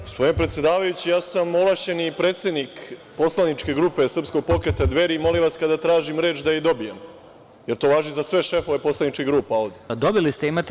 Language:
Serbian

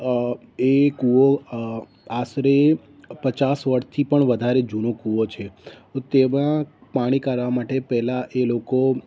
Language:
Gujarati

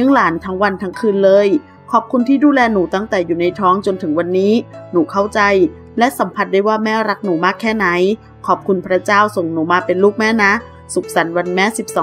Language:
Thai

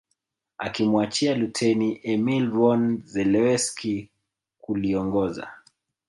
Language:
Swahili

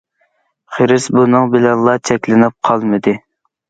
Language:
Uyghur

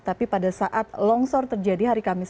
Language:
Indonesian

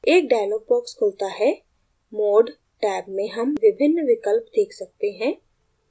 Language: Hindi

